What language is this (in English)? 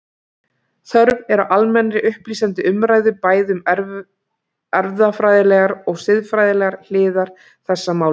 Icelandic